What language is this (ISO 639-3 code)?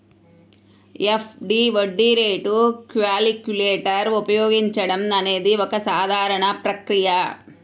tel